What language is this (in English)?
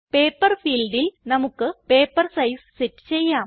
Malayalam